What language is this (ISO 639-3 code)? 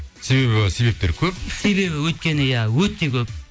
kaz